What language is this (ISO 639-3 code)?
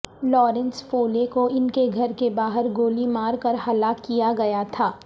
urd